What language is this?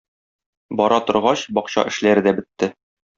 Tatar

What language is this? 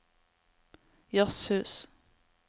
Norwegian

